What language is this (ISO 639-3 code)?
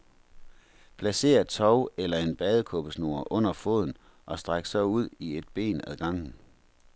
dan